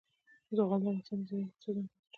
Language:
Pashto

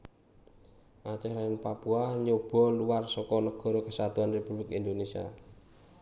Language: Javanese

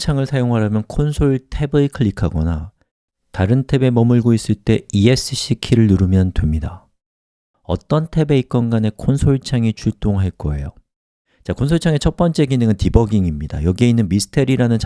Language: Korean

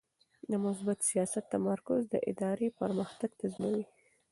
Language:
Pashto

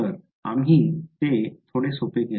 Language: Marathi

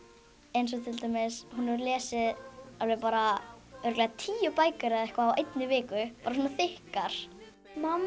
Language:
Icelandic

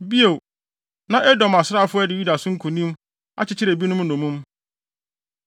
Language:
Akan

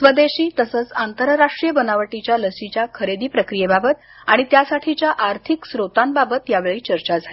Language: Marathi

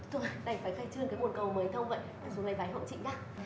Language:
Vietnamese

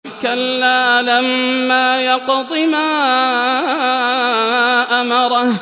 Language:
Arabic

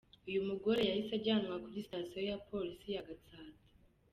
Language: Kinyarwanda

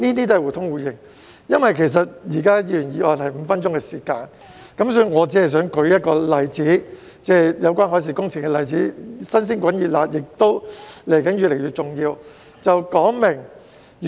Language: Cantonese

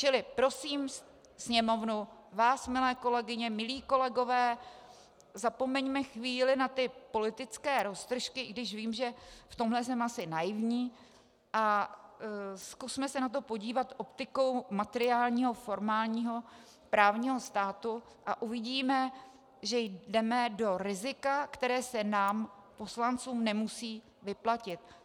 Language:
Czech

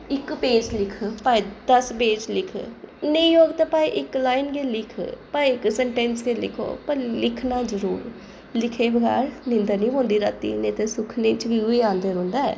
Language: Dogri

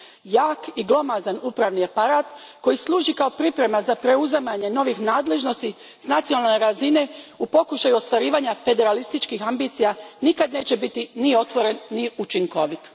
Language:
Croatian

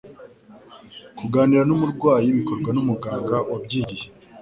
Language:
Kinyarwanda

